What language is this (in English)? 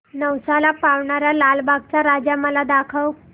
Marathi